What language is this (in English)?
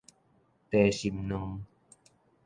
Min Nan Chinese